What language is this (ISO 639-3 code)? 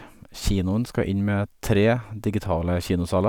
nor